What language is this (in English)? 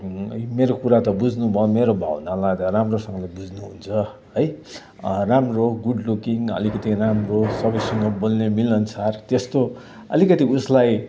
Nepali